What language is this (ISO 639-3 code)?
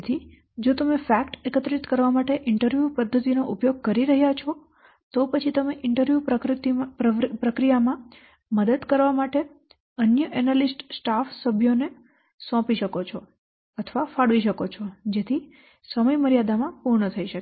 guj